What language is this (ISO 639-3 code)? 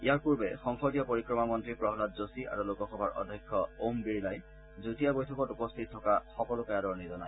asm